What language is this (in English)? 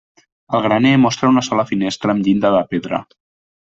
Catalan